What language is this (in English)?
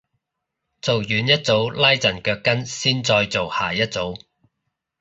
Cantonese